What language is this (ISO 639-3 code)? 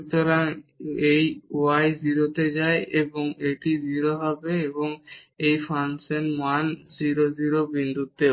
ben